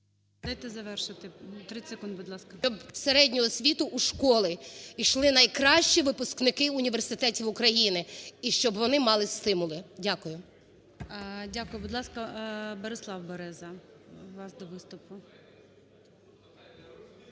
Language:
Ukrainian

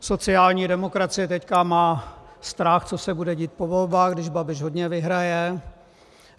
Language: Czech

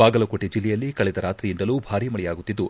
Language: Kannada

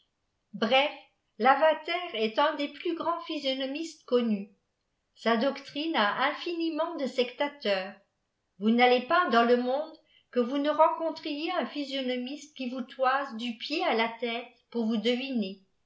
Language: French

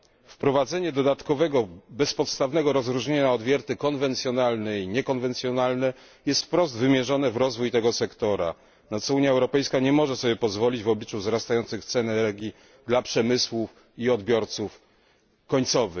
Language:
Polish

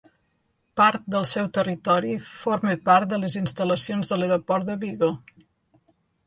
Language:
Catalan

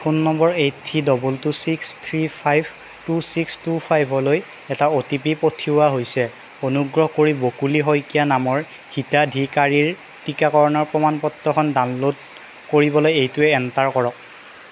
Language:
Assamese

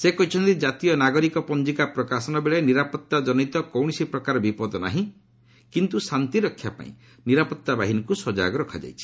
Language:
Odia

